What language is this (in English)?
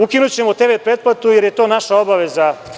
Serbian